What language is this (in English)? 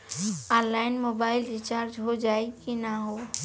Bhojpuri